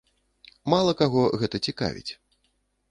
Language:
Belarusian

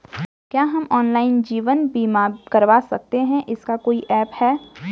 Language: Hindi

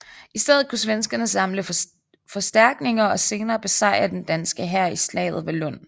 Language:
Danish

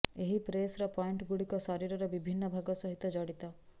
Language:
Odia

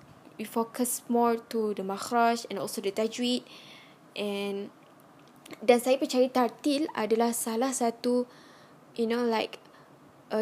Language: Malay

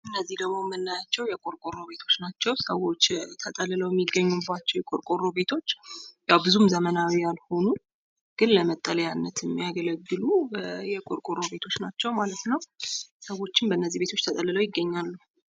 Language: Amharic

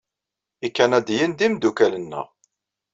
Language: Kabyle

